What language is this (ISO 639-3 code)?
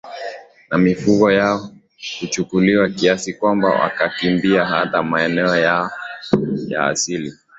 swa